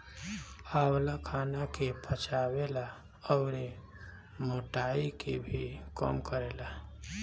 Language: Bhojpuri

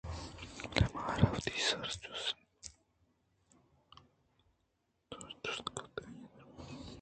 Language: Eastern Balochi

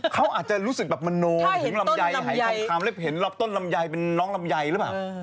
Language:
Thai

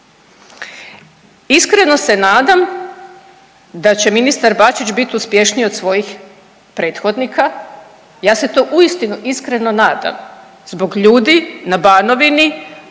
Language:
Croatian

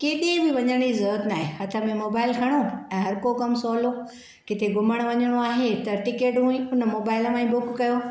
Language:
Sindhi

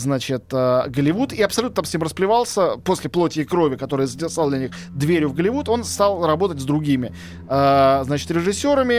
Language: Russian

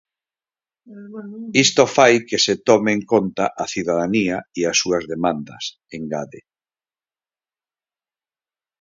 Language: Galician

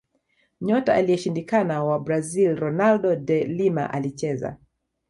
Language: Swahili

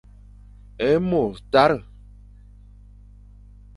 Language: Fang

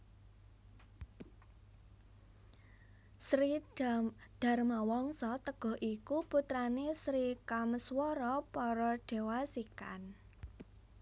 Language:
Javanese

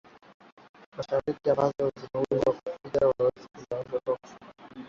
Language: Swahili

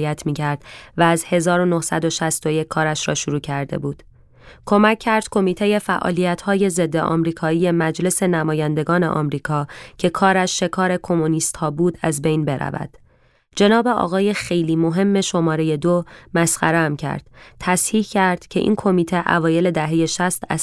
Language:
Persian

